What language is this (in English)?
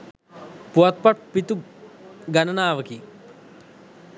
Sinhala